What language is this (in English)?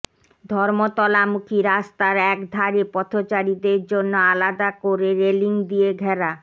Bangla